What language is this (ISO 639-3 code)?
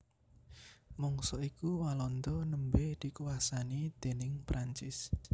jav